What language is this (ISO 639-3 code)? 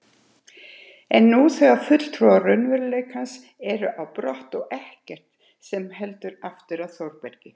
isl